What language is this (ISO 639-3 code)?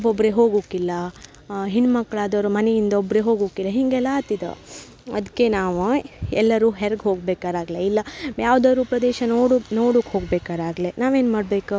kan